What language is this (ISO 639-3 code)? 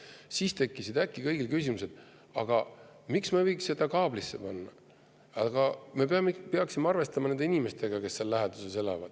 est